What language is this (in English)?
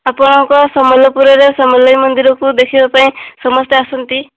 Odia